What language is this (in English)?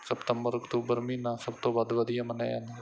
Punjabi